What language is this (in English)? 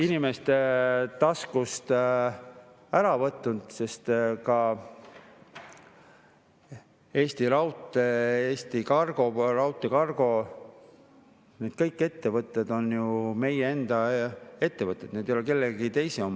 Estonian